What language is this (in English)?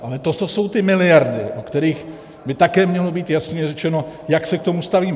Czech